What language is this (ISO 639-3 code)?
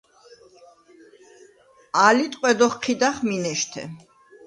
sva